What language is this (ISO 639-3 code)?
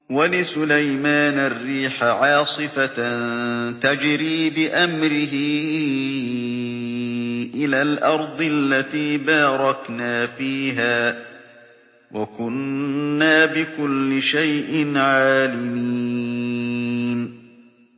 ara